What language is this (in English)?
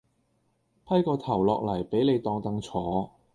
Cantonese